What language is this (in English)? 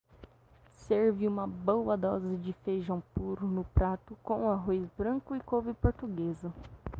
Portuguese